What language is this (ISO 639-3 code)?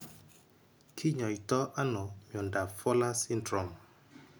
kln